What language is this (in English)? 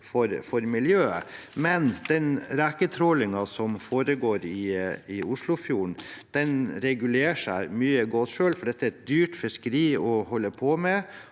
Norwegian